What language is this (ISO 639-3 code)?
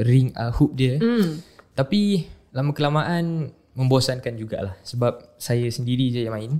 msa